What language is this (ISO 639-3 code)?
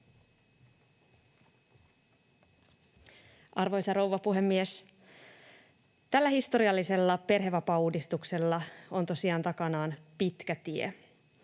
fin